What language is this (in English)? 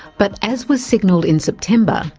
English